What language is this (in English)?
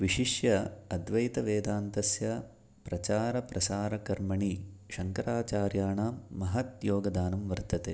Sanskrit